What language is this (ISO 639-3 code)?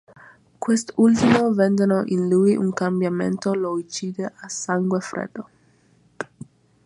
ita